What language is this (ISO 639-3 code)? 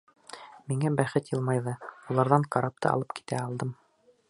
bak